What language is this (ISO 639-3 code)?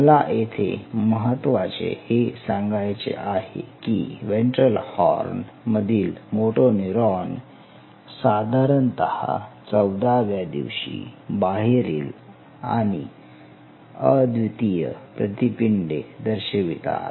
mar